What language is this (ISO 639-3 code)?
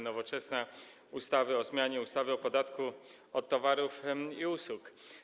pol